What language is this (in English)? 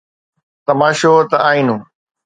Sindhi